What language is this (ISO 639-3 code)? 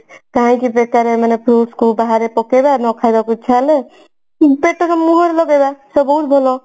ori